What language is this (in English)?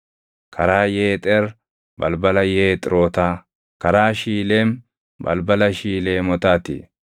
Oromo